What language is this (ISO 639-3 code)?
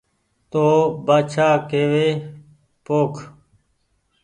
gig